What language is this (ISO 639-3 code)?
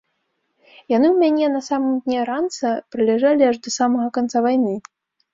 bel